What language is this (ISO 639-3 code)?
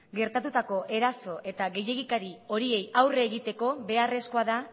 eus